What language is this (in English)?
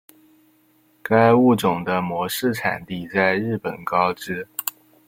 Chinese